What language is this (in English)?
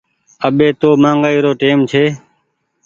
Goaria